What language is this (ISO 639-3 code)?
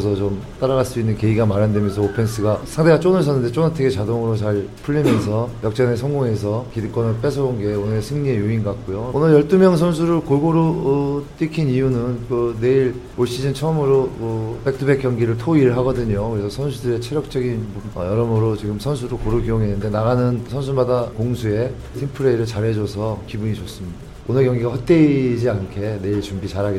kor